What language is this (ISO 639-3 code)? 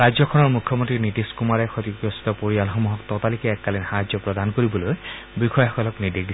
asm